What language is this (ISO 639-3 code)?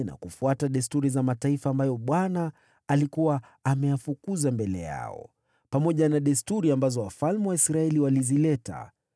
swa